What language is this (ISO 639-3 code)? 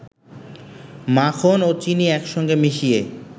ben